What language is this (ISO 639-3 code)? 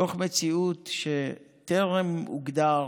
heb